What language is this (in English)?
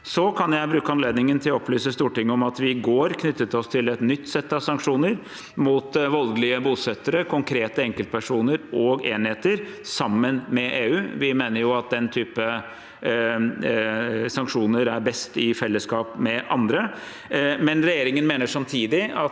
Norwegian